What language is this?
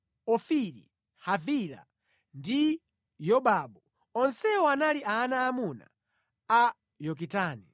Nyanja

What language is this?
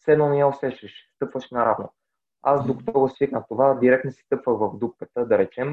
Bulgarian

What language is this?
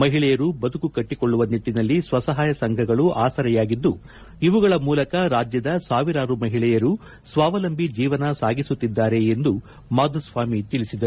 Kannada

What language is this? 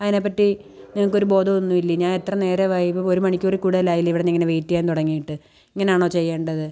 Malayalam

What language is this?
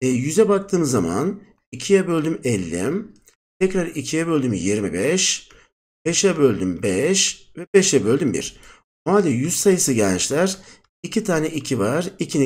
Turkish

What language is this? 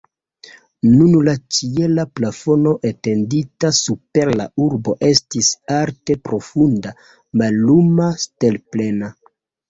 Esperanto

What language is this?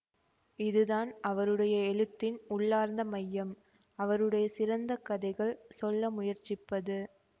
Tamil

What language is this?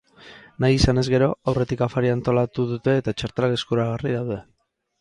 Basque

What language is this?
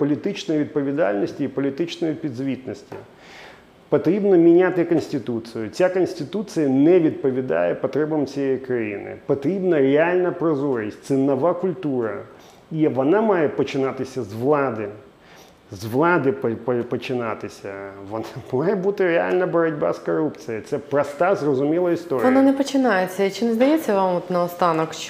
Ukrainian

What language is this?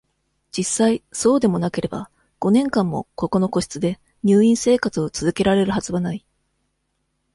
Japanese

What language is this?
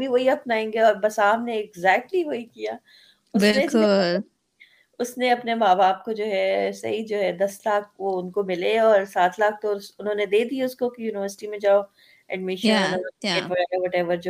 Urdu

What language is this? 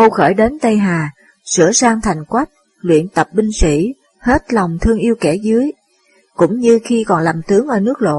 Vietnamese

